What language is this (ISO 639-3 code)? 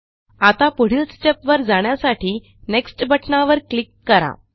mar